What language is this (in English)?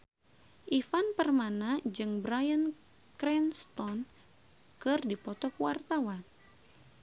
Sundanese